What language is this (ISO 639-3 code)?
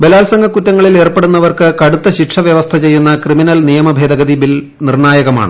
mal